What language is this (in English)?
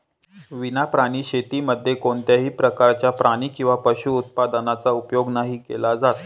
Marathi